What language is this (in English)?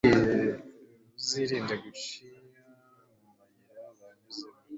Kinyarwanda